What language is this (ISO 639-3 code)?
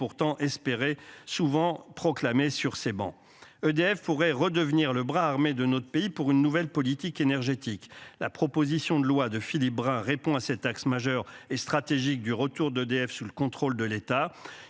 fra